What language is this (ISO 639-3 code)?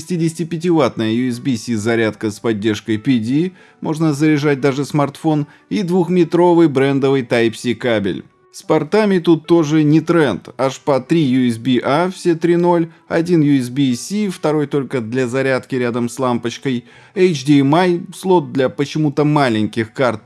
rus